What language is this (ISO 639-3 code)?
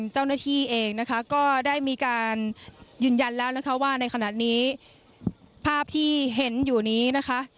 tha